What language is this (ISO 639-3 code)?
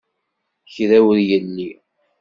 kab